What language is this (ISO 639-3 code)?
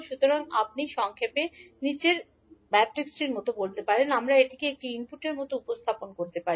ben